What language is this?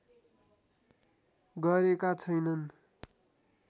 Nepali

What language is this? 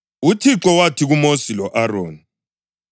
North Ndebele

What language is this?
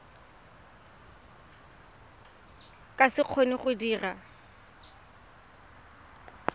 Tswana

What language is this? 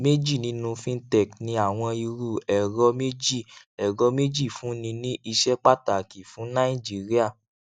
Yoruba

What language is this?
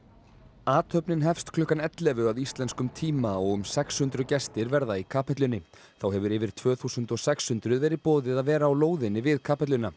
Icelandic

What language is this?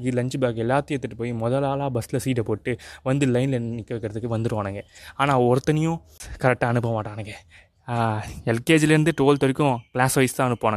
Tamil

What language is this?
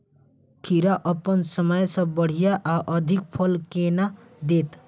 Maithili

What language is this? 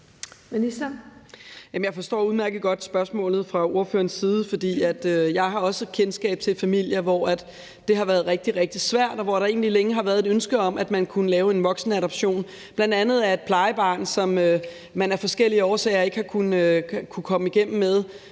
Danish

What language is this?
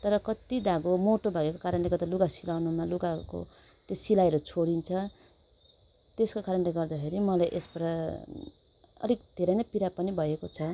Nepali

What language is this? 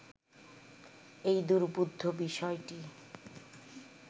Bangla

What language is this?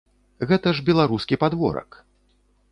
Belarusian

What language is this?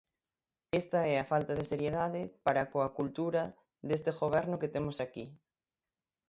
Galician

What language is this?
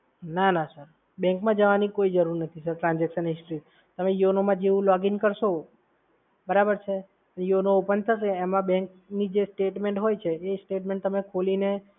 Gujarati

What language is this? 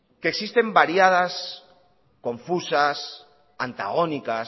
Spanish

